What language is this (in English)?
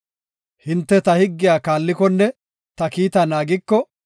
Gofa